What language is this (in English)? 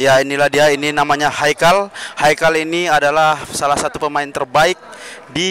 Indonesian